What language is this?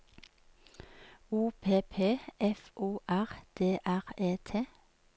Norwegian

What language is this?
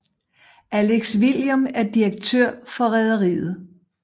Danish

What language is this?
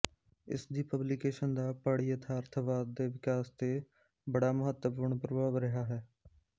Punjabi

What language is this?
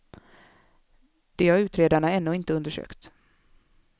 Swedish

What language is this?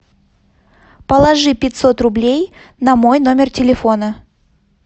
Russian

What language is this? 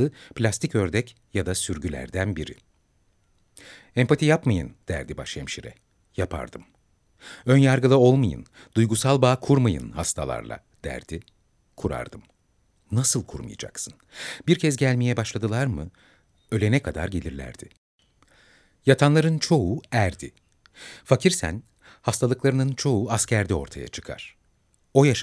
Turkish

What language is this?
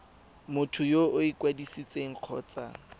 Tswana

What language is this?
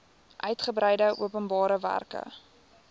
Afrikaans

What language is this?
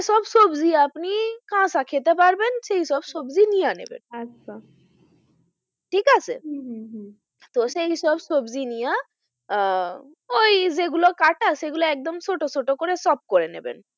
Bangla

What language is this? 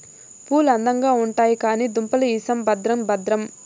Telugu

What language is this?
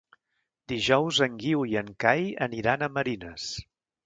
Catalan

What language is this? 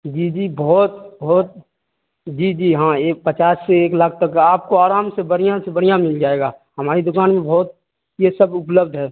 Urdu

